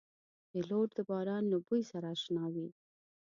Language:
Pashto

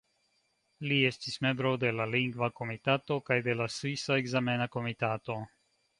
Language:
Esperanto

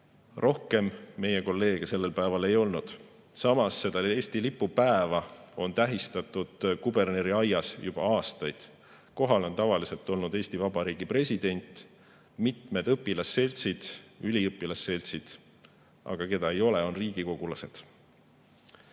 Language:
Estonian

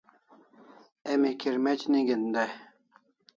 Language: Kalasha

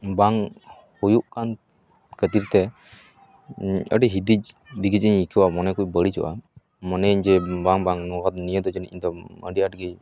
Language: Santali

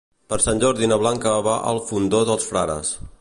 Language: Catalan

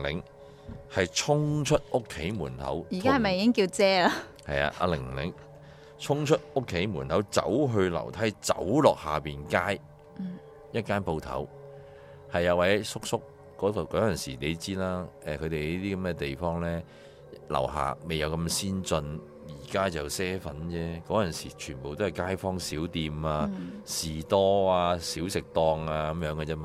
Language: Chinese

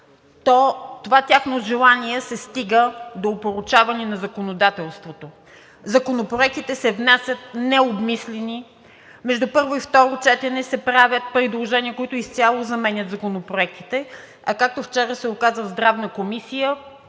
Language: Bulgarian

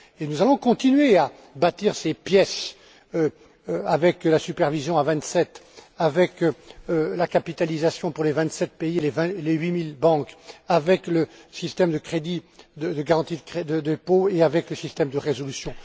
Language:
French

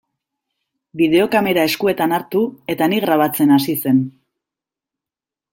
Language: Basque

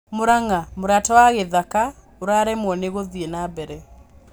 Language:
Kikuyu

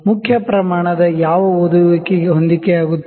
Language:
Kannada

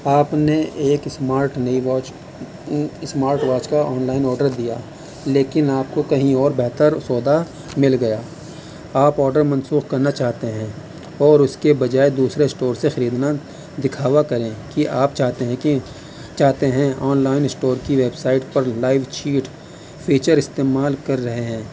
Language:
Urdu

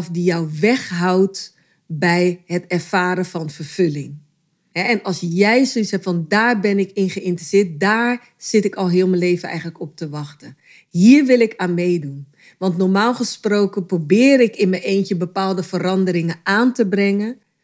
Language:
Dutch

